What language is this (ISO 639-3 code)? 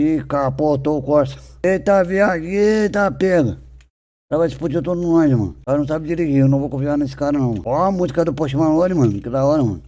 por